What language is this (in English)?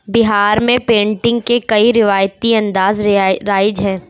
Urdu